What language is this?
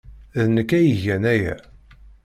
Kabyle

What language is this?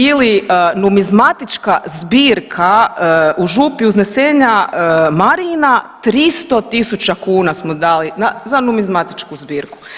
Croatian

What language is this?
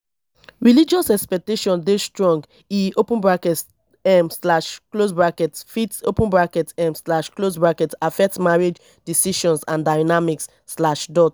Nigerian Pidgin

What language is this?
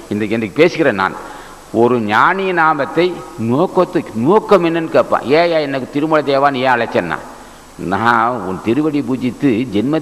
Tamil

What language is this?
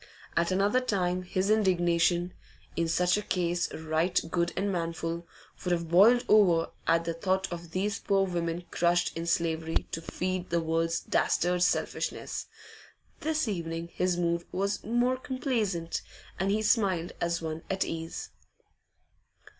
English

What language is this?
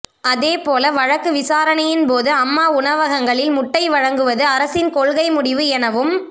Tamil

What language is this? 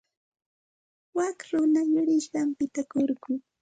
Santa Ana de Tusi Pasco Quechua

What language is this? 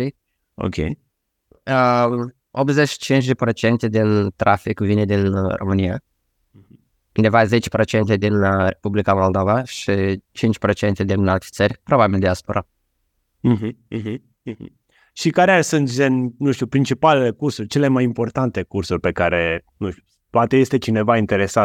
Romanian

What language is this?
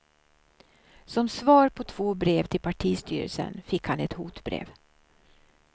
Swedish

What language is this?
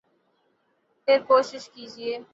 Urdu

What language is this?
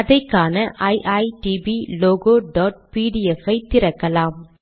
Tamil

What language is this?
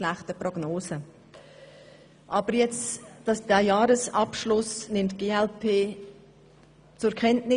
Swiss German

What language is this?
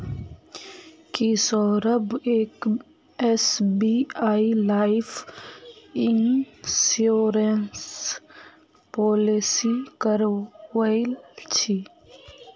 Magahi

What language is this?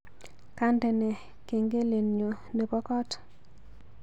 Kalenjin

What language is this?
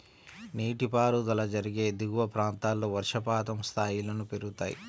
Telugu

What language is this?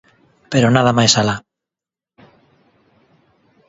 Galician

